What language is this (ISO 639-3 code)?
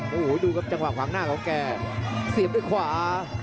tha